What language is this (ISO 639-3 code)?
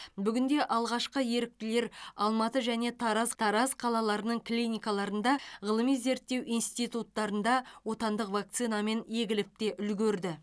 kaz